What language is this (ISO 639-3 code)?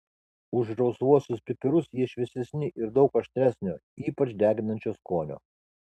lit